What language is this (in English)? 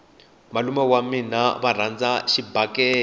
Tsonga